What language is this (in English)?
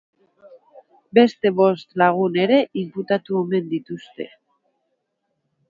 Basque